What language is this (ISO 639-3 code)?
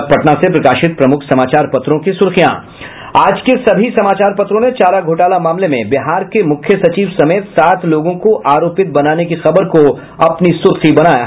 hin